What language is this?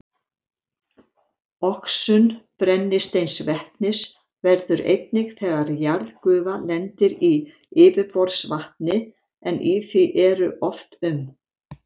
Icelandic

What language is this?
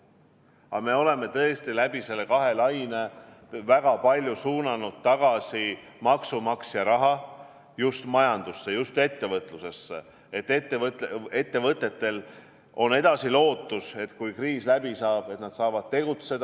Estonian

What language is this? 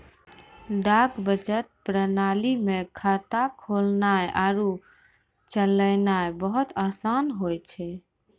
Maithili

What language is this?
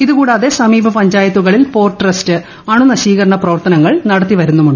Malayalam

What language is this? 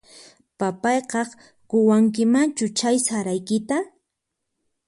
Puno Quechua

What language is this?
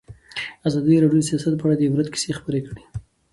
Pashto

